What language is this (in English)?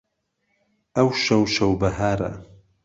Central Kurdish